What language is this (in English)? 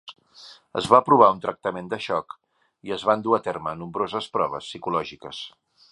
Catalan